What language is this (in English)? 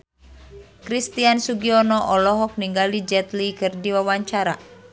Sundanese